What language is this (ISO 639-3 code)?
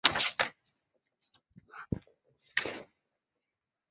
zho